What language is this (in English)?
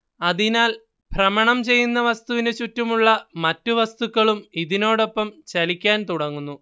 Malayalam